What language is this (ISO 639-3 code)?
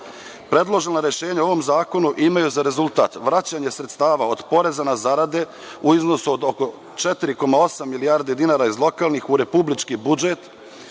srp